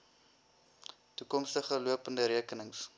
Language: Afrikaans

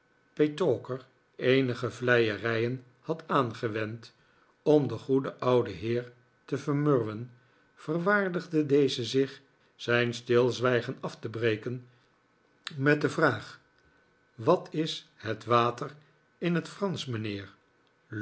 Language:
Dutch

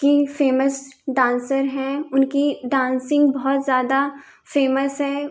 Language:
Hindi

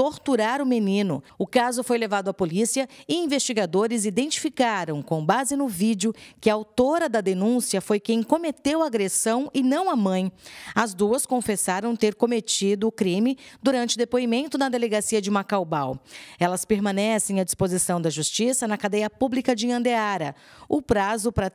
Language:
Portuguese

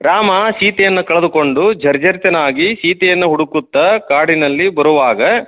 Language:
Kannada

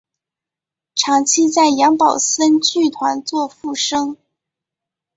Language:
Chinese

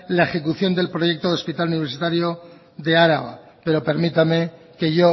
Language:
Spanish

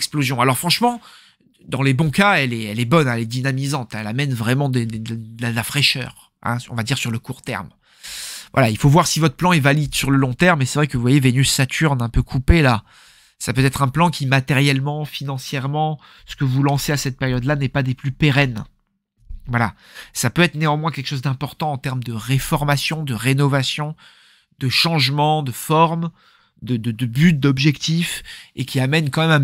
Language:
French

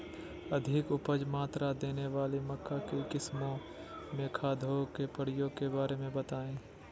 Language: Magahi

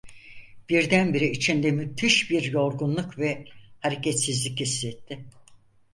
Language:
Turkish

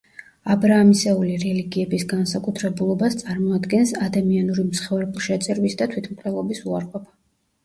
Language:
Georgian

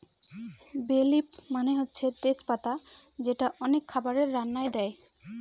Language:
Bangla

